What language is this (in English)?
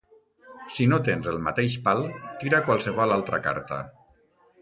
Catalan